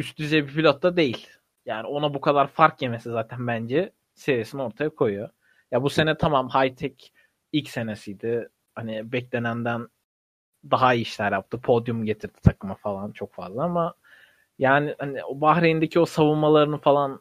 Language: Turkish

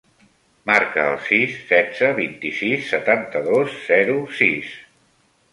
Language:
Catalan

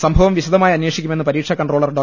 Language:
Malayalam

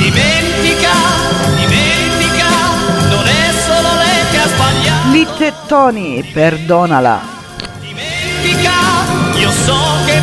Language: Italian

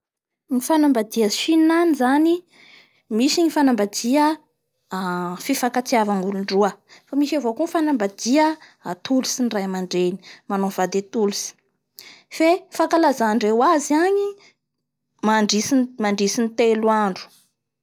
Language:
Bara Malagasy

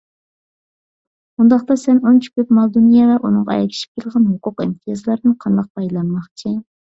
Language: Uyghur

